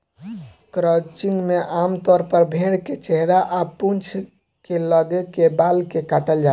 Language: Bhojpuri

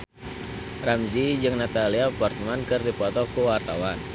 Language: Sundanese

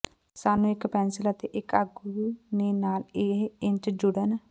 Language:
Punjabi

